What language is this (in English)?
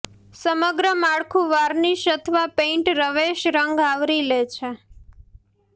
Gujarati